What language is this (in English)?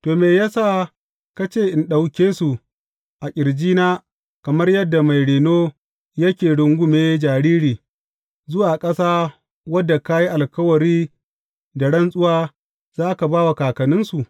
Hausa